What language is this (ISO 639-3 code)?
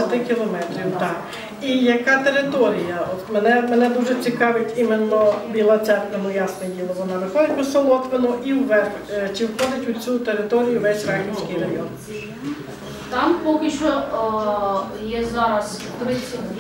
rus